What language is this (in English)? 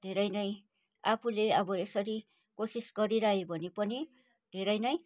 Nepali